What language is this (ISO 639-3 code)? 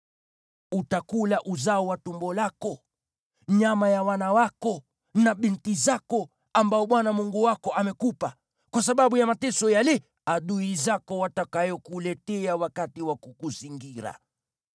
swa